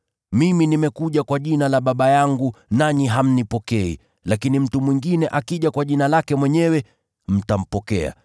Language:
Swahili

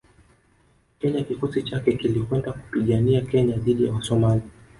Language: Swahili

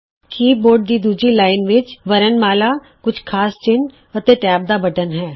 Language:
Punjabi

